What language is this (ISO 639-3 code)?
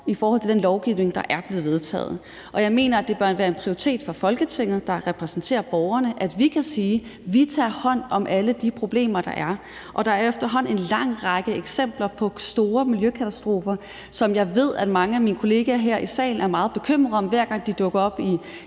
dan